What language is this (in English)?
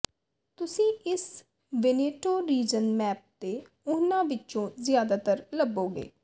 Punjabi